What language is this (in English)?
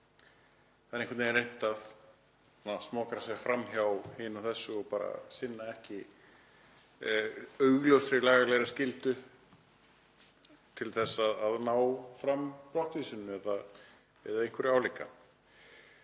Icelandic